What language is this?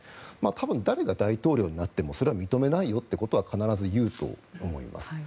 Japanese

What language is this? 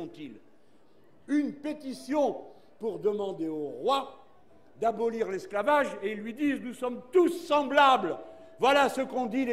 French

